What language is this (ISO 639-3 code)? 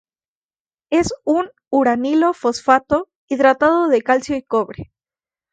spa